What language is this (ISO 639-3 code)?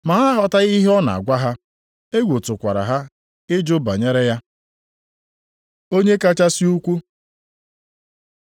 ibo